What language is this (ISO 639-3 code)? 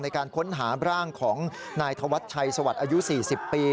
tha